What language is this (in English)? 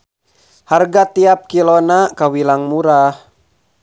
Sundanese